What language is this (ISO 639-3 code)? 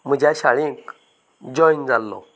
kok